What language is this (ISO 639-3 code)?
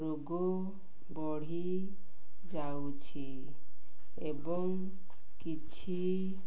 ori